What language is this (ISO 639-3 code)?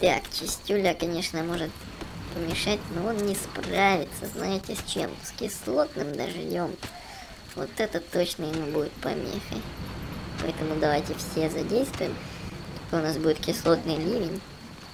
rus